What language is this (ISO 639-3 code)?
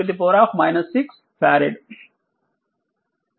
tel